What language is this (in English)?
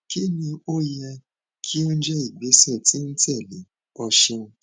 Yoruba